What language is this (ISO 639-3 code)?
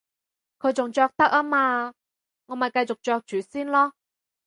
yue